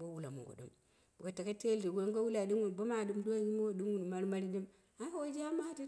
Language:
Dera (Nigeria)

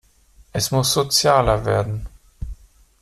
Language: German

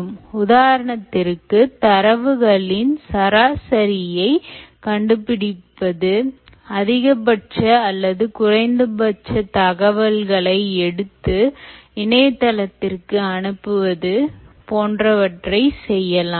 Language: Tamil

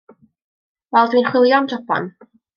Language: Welsh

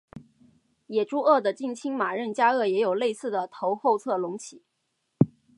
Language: Chinese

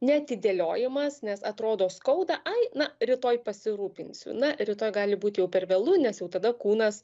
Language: Lithuanian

